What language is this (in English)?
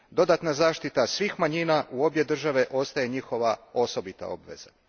Croatian